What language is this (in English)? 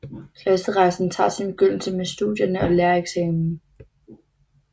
Danish